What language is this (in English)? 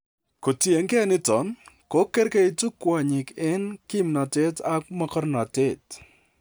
Kalenjin